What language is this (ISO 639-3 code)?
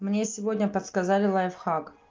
rus